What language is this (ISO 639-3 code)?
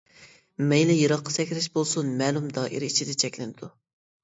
uig